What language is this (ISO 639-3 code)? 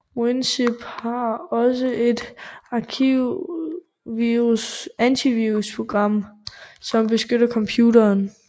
dan